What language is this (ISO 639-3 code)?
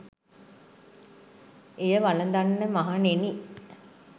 sin